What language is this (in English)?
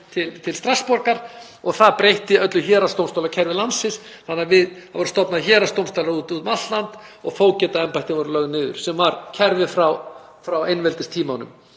Icelandic